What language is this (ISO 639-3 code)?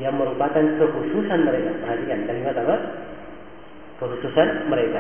fil